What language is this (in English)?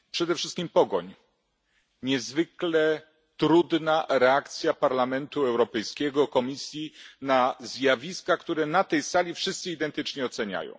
Polish